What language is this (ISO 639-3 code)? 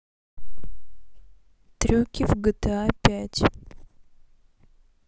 rus